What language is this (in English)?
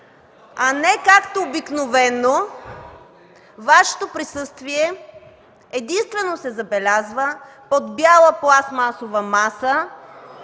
Bulgarian